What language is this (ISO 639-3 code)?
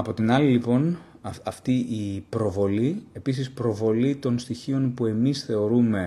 ell